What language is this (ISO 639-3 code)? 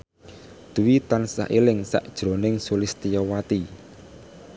jav